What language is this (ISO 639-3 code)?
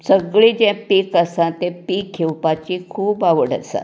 kok